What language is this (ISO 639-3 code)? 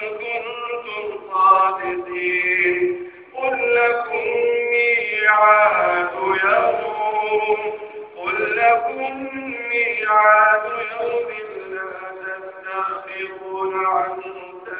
ara